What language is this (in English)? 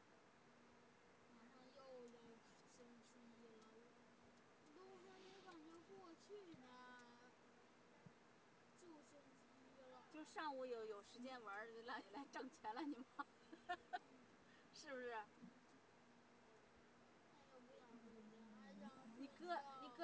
Chinese